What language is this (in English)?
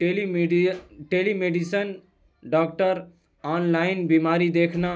Urdu